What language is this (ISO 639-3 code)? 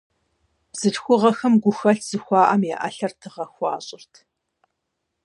kbd